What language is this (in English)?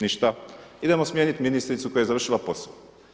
Croatian